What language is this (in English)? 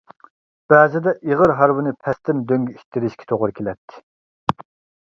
Uyghur